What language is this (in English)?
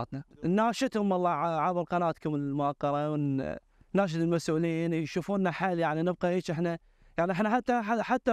Arabic